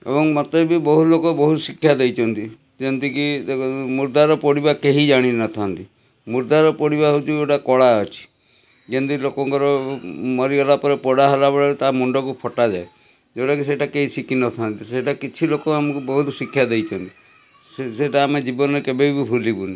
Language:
Odia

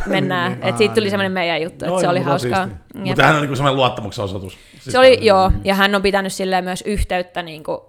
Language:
Finnish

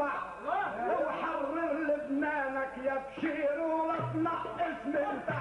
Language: Arabic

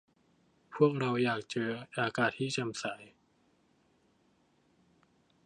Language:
Thai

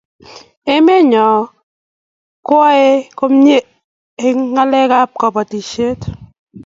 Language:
Kalenjin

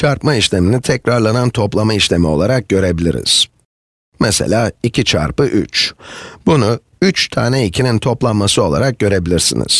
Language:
Turkish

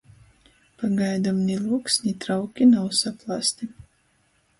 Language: Latgalian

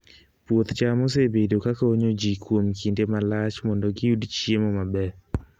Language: Luo (Kenya and Tanzania)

